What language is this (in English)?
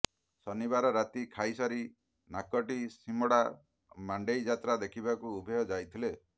Odia